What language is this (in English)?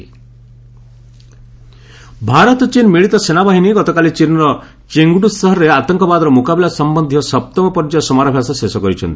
Odia